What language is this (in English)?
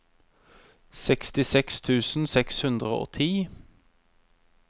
Norwegian